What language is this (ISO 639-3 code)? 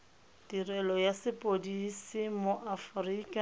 tsn